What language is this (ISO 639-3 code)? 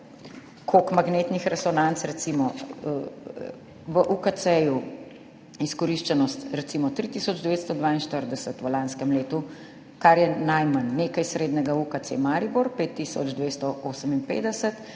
slv